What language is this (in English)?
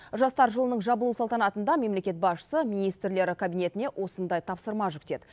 Kazakh